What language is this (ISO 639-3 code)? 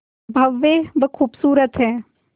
hin